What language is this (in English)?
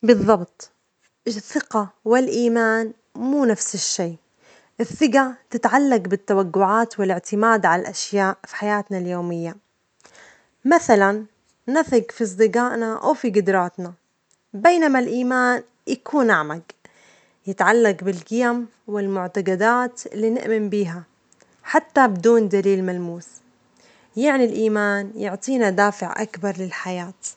Omani Arabic